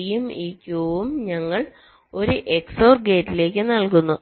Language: Malayalam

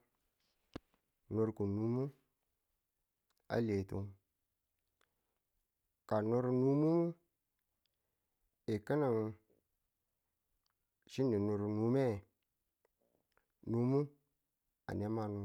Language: Tula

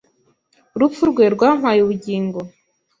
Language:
Kinyarwanda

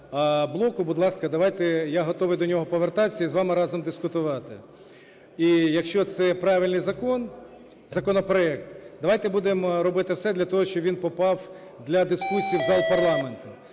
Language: Ukrainian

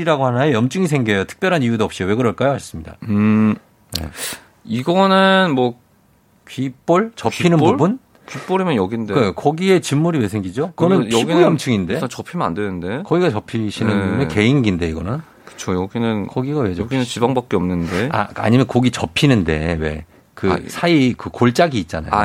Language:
Korean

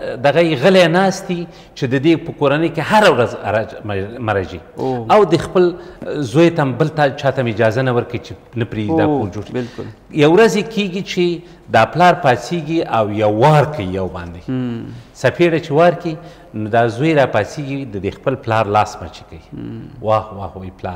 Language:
Dutch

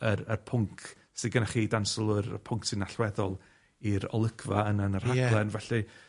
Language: Welsh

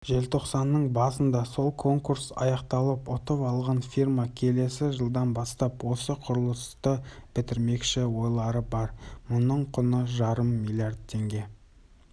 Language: Kazakh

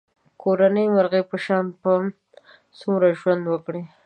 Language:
Pashto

